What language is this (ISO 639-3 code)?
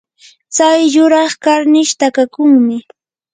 qur